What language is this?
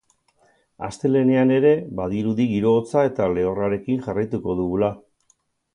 Basque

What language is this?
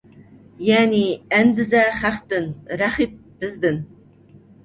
Uyghur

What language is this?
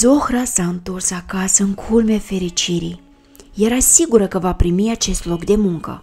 Romanian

